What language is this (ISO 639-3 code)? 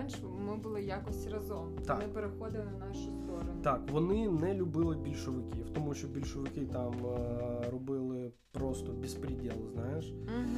ukr